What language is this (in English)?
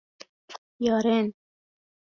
Persian